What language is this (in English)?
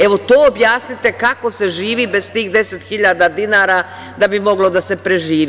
Serbian